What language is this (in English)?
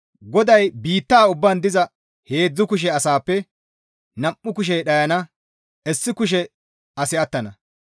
Gamo